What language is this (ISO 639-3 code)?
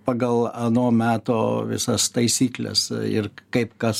lit